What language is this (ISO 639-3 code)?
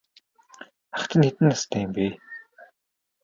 mon